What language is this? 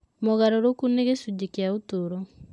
Kikuyu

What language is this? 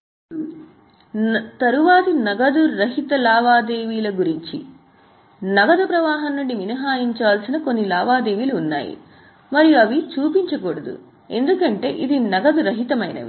Telugu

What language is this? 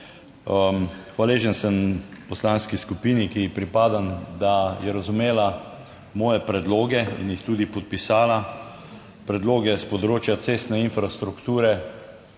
Slovenian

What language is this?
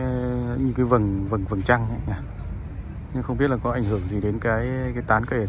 Vietnamese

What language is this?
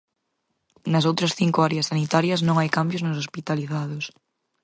Galician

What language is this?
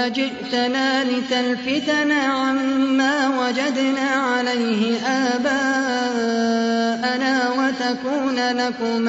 Arabic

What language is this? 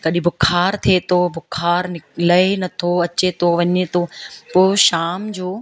Sindhi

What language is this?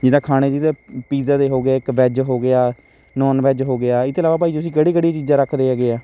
Punjabi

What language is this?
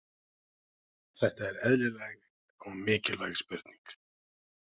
Icelandic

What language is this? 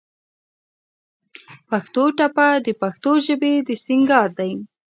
Pashto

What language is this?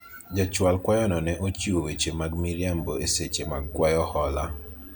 Luo (Kenya and Tanzania)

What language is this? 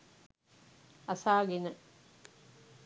Sinhala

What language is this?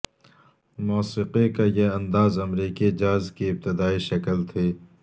Urdu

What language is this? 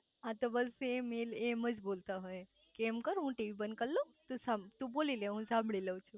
Gujarati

